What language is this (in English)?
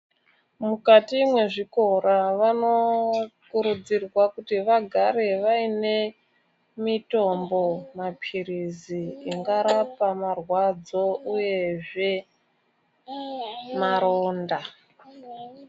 Ndau